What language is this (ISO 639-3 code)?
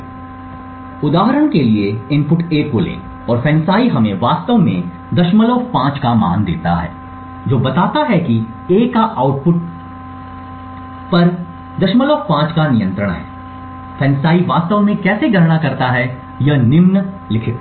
hin